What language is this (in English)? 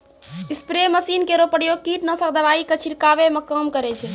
Maithili